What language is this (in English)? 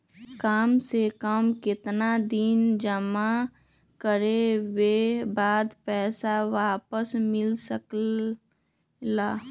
Magahi